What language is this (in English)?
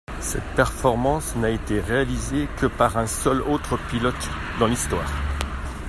French